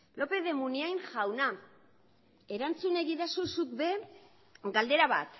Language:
Basque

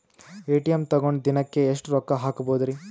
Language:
Kannada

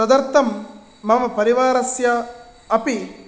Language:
Sanskrit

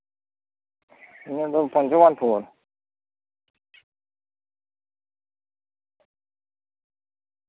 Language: Santali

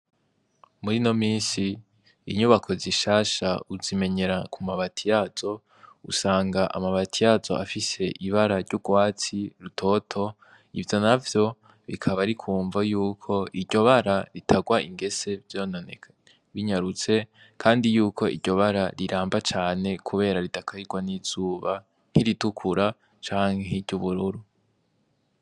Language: Rundi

